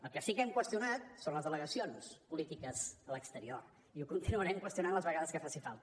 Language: Catalan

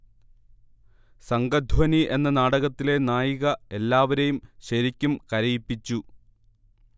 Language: Malayalam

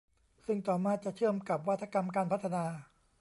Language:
Thai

